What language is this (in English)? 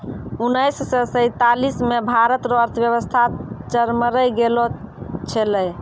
Maithili